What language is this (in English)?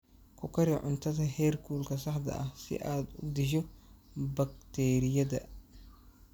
Somali